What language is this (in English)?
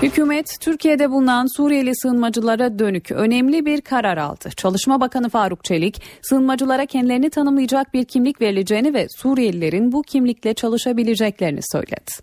Turkish